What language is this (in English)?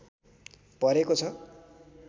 Nepali